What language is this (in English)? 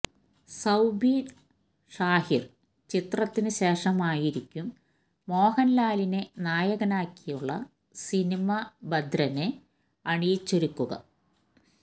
Malayalam